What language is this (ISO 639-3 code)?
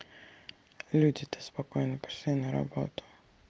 rus